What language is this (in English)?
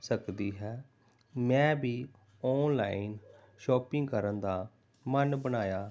Punjabi